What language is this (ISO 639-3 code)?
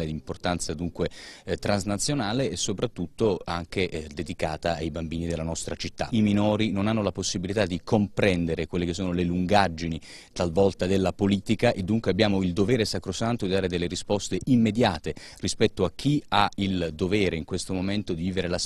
ita